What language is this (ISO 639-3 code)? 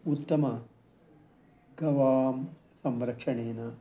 san